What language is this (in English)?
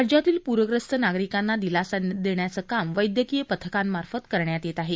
Marathi